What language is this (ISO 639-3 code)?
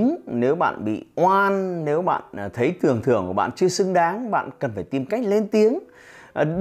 vie